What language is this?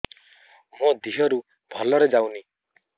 Odia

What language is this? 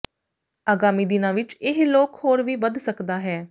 Punjabi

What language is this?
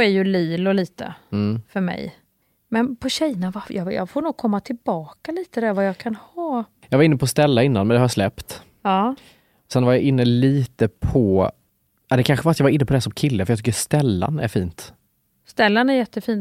Swedish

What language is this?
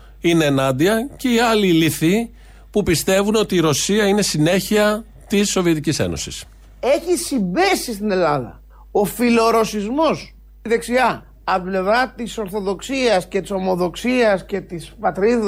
Greek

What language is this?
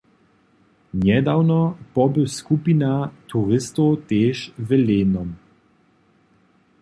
Upper Sorbian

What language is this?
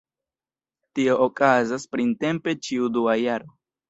Esperanto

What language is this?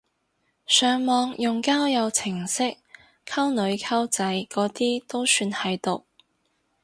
Cantonese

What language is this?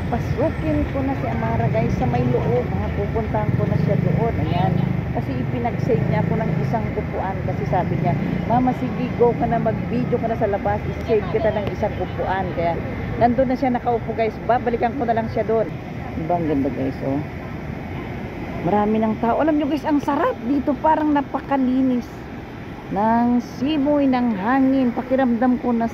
Filipino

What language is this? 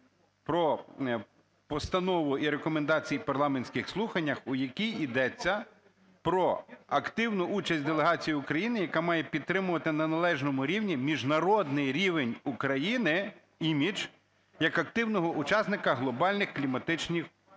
Ukrainian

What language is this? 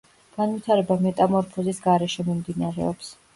Georgian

